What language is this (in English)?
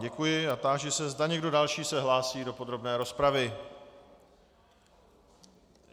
Czech